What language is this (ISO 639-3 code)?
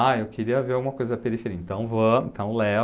por